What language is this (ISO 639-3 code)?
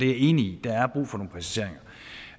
dan